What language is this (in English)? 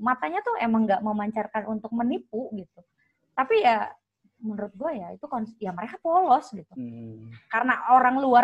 Indonesian